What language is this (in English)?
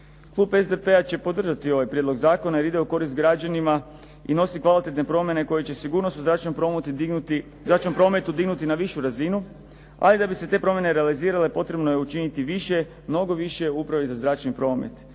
Croatian